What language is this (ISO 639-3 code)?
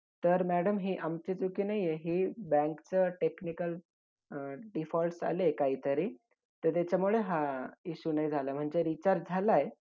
mar